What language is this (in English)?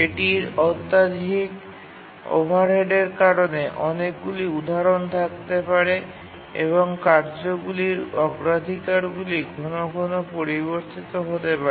Bangla